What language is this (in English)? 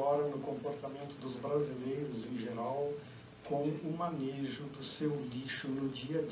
Portuguese